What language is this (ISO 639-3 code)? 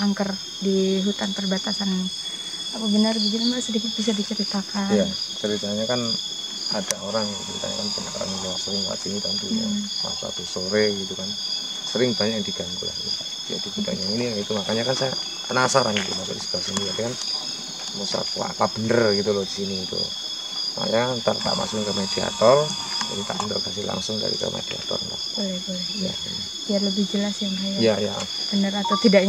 ind